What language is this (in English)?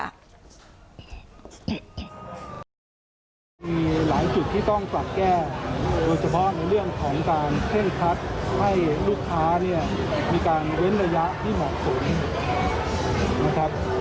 Thai